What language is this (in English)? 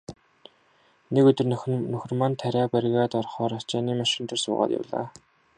Mongolian